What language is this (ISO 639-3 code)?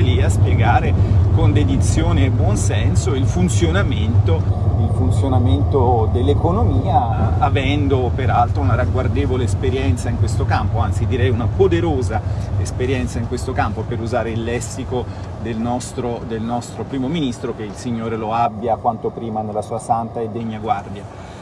ita